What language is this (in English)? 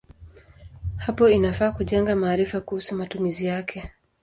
Swahili